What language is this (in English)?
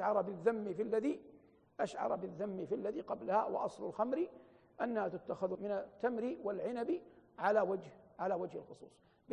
Arabic